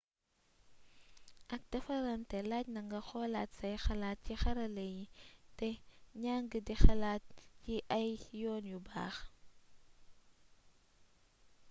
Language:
Wolof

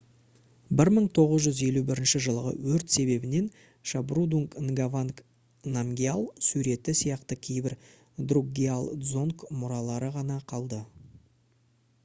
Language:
Kazakh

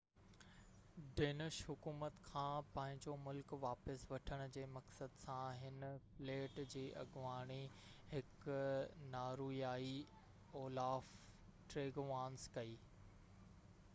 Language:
Sindhi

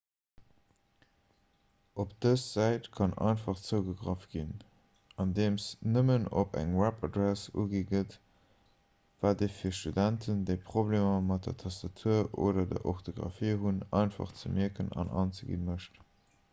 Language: Luxembourgish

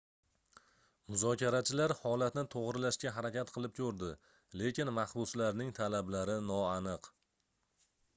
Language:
Uzbek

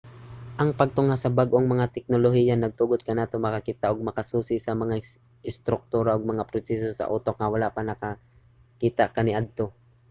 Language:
Cebuano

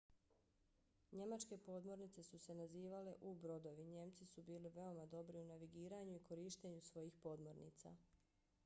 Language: Bosnian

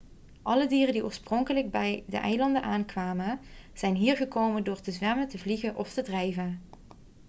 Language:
Dutch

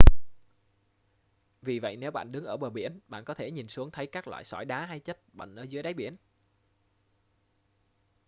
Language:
Vietnamese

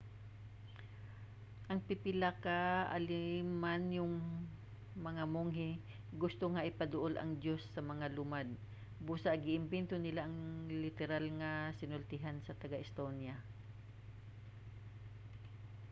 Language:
Cebuano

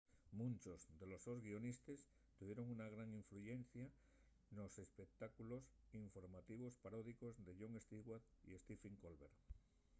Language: Asturian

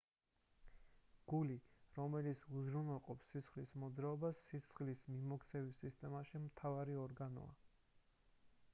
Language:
Georgian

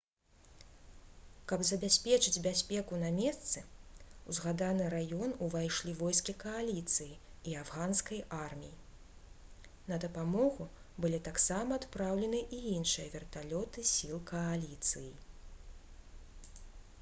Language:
Belarusian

